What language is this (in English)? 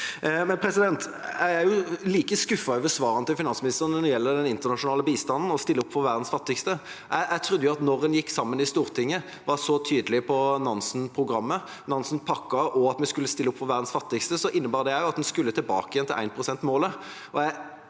Norwegian